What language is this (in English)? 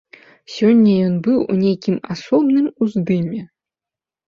Belarusian